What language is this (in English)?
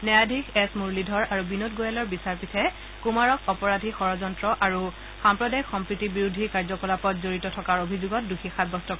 Assamese